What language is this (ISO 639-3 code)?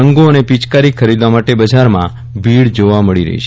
guj